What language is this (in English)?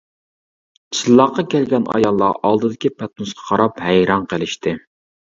Uyghur